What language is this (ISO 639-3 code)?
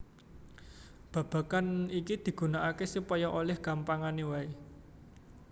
jav